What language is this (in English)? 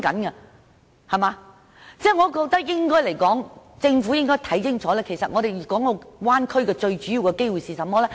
Cantonese